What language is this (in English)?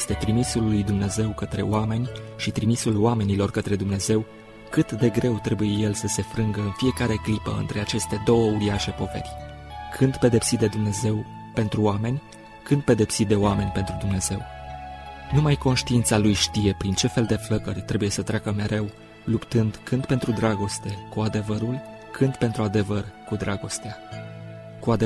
Romanian